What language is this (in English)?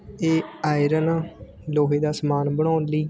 Punjabi